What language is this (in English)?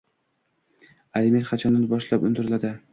Uzbek